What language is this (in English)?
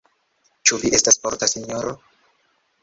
Esperanto